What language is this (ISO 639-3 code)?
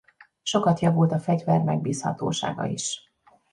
hun